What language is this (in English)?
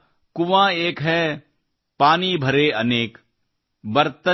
Kannada